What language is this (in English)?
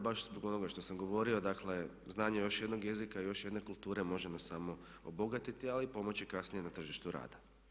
Croatian